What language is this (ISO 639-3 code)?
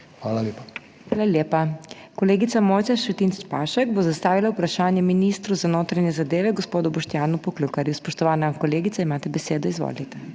slv